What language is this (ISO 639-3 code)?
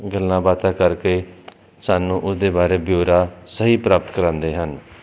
pan